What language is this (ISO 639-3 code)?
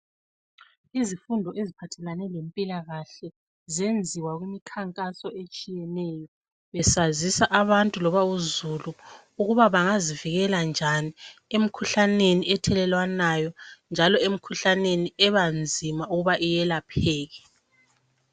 nde